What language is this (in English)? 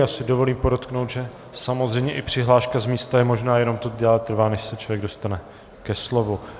Czech